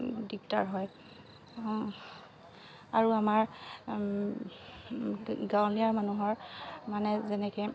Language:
Assamese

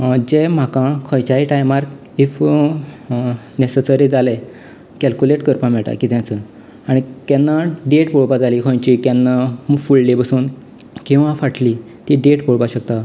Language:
Konkani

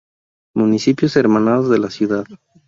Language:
Spanish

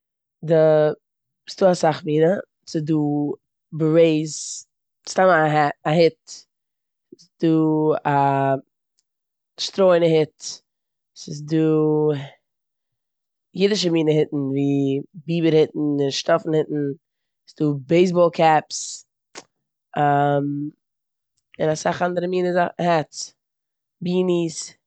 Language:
Yiddish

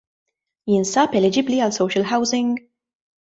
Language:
Maltese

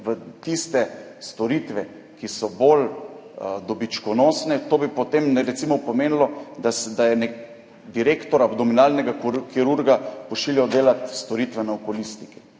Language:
Slovenian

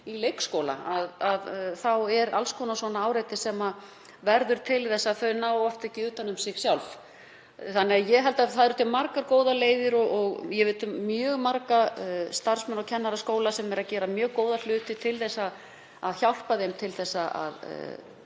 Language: Icelandic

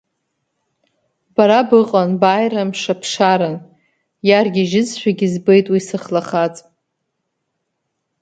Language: Abkhazian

